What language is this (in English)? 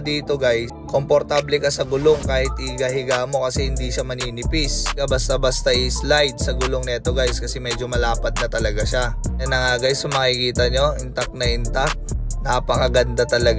Filipino